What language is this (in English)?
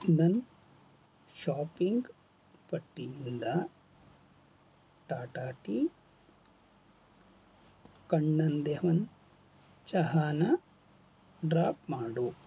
Kannada